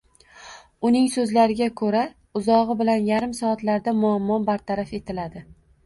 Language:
Uzbek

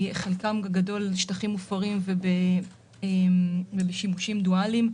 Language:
Hebrew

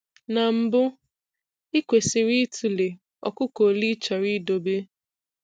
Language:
Igbo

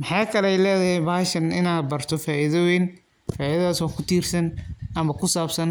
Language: Somali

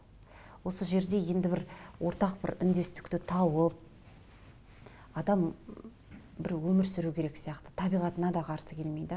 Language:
Kazakh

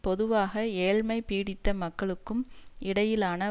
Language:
Tamil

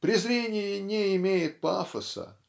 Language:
Russian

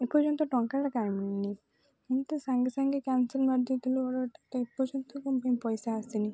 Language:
Odia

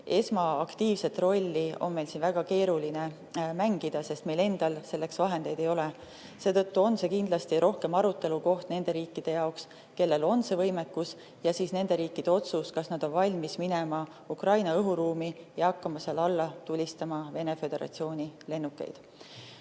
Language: Estonian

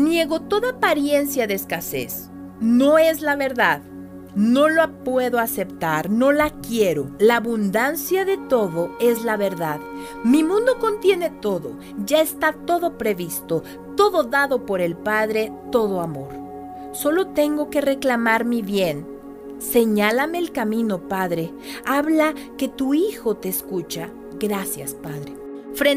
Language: Spanish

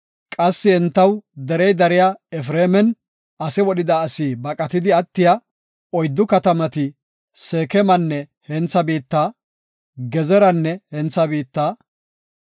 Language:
Gofa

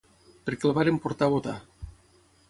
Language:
Catalan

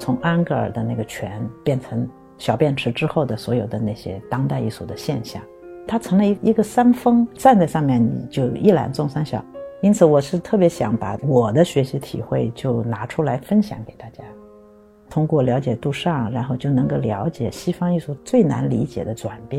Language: Chinese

